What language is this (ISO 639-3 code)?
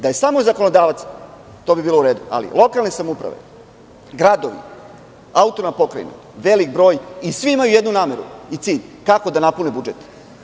srp